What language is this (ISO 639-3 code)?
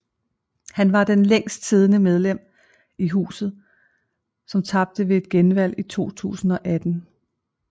dan